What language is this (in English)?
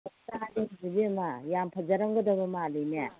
Manipuri